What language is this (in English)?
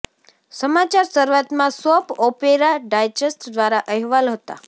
Gujarati